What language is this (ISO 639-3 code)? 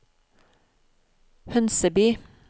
nor